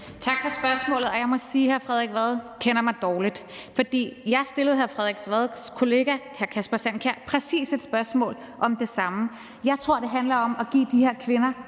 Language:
Danish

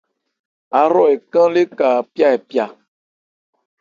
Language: Ebrié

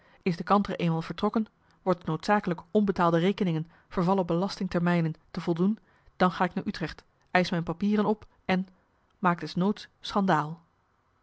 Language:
Dutch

